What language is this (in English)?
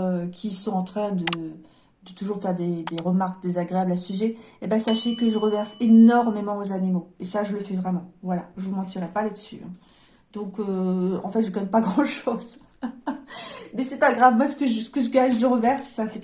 French